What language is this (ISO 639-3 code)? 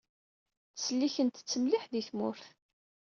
kab